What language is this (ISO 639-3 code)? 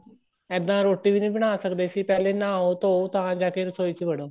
pan